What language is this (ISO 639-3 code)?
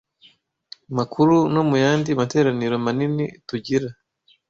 kin